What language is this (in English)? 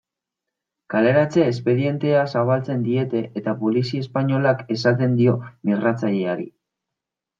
Basque